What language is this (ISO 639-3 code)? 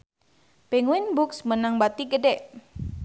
sun